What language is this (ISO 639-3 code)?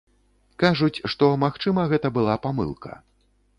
bel